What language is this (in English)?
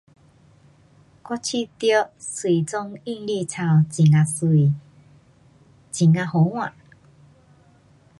Pu-Xian Chinese